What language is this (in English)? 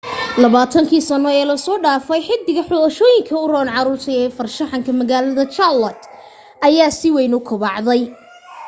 Somali